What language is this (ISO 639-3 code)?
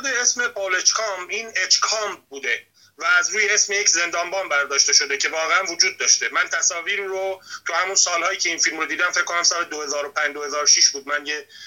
fas